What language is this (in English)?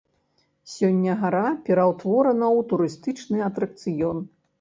Belarusian